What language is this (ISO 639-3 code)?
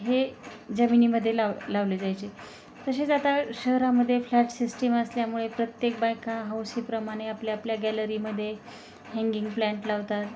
mar